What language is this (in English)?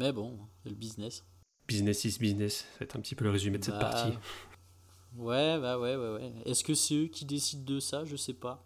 French